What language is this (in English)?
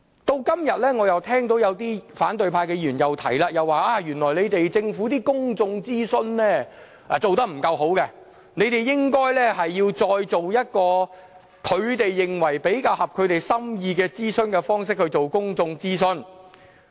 Cantonese